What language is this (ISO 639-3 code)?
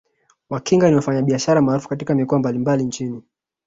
swa